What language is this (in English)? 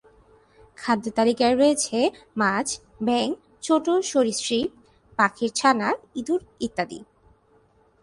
Bangla